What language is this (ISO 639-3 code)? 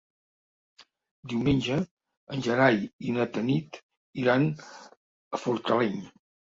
cat